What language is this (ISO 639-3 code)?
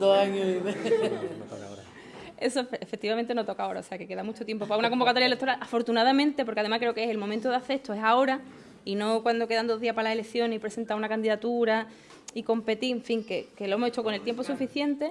spa